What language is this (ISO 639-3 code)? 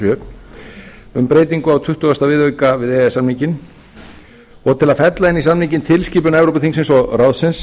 isl